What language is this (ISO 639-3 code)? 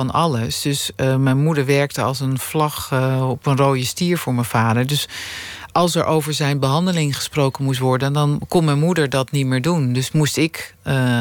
nld